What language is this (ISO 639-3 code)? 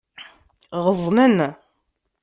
kab